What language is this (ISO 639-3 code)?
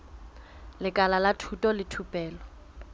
sot